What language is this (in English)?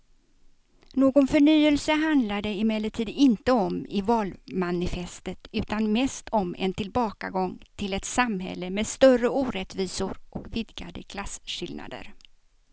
Swedish